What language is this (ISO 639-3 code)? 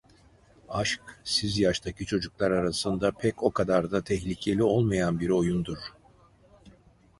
tur